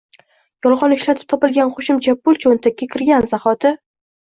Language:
Uzbek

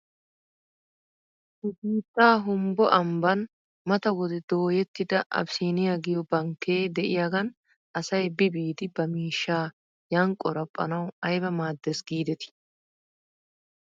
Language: Wolaytta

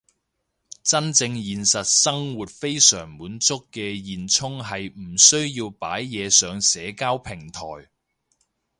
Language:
Cantonese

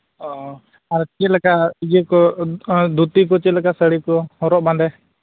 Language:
Santali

